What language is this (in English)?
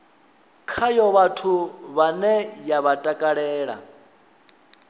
Venda